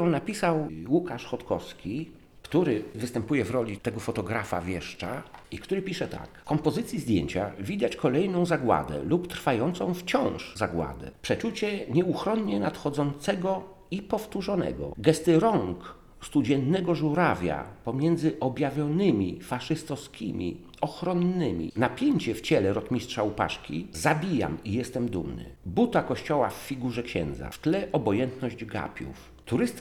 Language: Polish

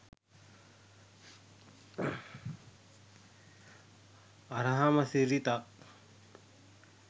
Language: Sinhala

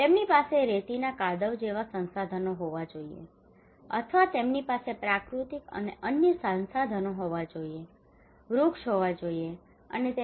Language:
Gujarati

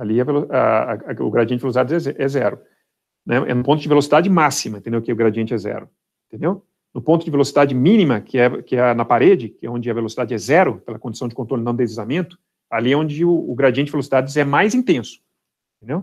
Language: Portuguese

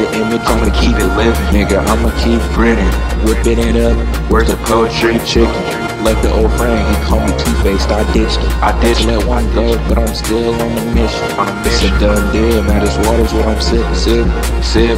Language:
English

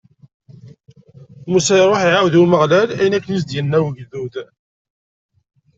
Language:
Kabyle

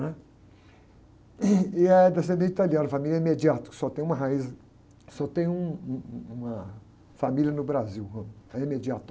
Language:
Portuguese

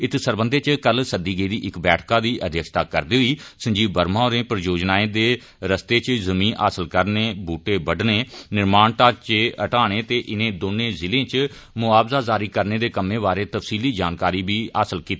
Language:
Dogri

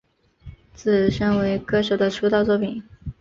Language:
Chinese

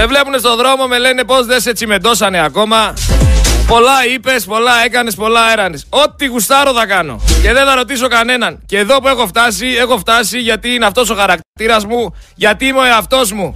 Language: Greek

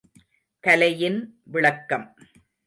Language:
Tamil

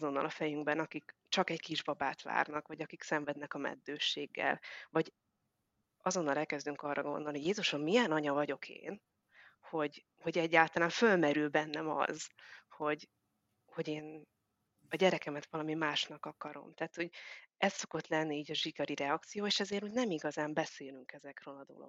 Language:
Hungarian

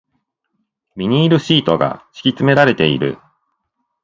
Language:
Japanese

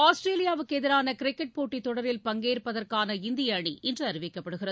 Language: Tamil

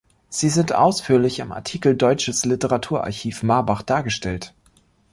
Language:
German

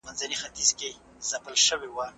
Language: Pashto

